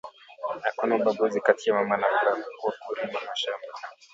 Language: Swahili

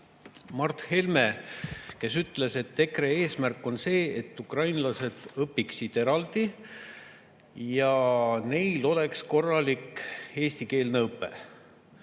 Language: Estonian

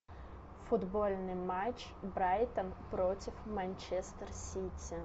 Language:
Russian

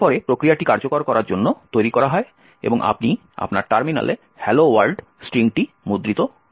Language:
Bangla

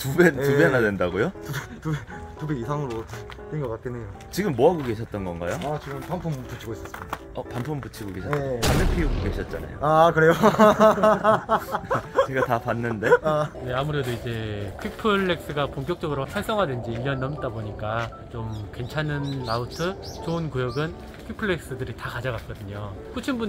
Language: Korean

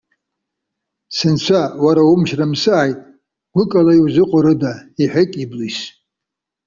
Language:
Abkhazian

